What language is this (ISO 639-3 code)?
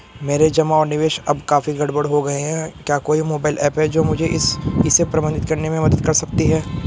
hin